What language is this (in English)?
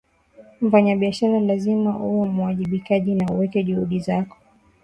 Swahili